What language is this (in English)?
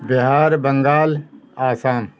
Urdu